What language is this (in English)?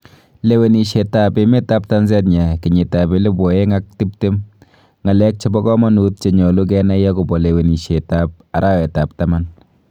Kalenjin